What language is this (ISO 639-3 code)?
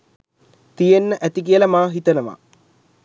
sin